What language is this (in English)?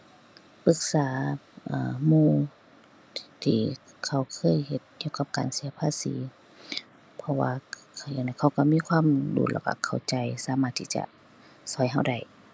Thai